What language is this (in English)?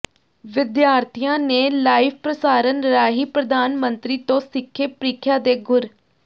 Punjabi